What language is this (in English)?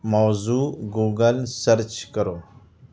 Urdu